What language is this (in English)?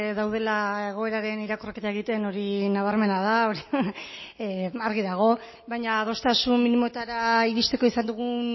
Basque